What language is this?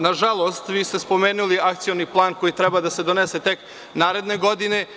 Serbian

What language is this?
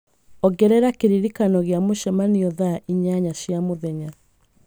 Kikuyu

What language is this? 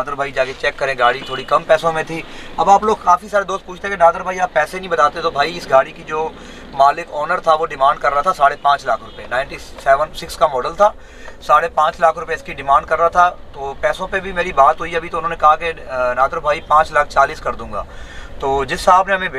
Hindi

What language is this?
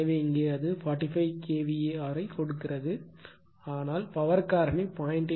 Tamil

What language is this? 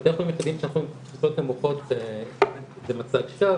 Hebrew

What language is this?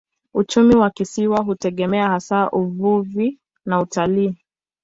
Swahili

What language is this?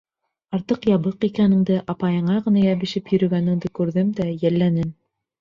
Bashkir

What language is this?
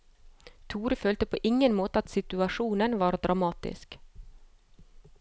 Norwegian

